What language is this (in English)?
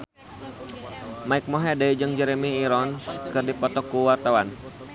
Sundanese